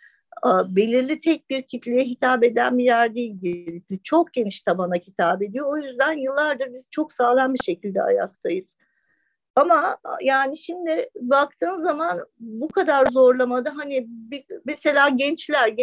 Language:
Turkish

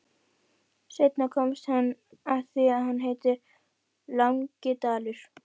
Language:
Icelandic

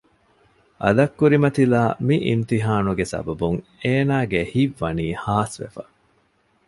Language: Divehi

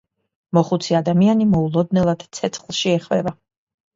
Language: Georgian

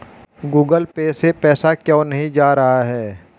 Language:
Hindi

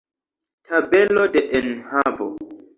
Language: Esperanto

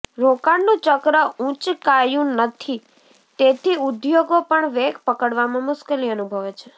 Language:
Gujarati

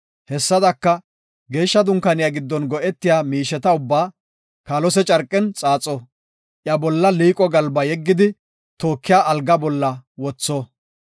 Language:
Gofa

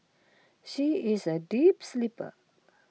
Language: English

